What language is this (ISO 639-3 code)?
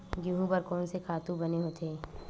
hne